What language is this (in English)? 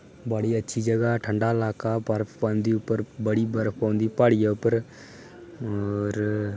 Dogri